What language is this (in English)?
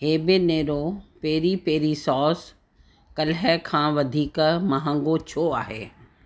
Sindhi